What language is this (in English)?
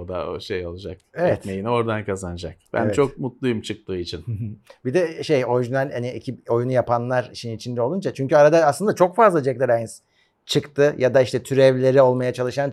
Turkish